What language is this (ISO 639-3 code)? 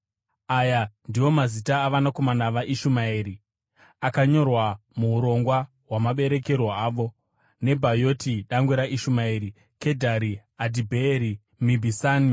sna